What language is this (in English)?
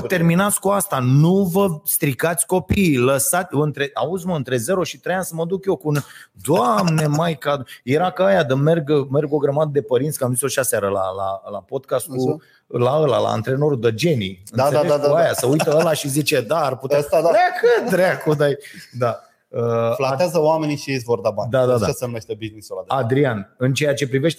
Romanian